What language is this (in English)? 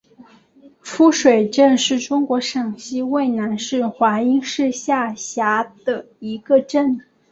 Chinese